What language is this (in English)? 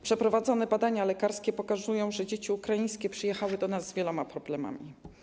Polish